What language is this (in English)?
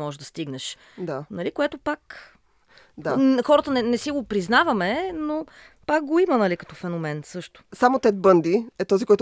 Bulgarian